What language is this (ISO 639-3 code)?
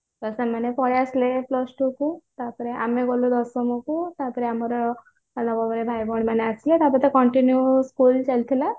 ori